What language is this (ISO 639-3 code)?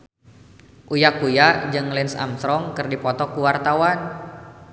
sun